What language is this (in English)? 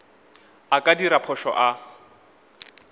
Northern Sotho